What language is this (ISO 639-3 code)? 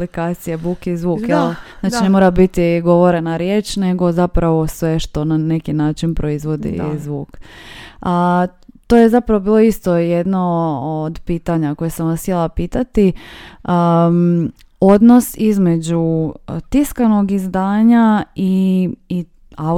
hrv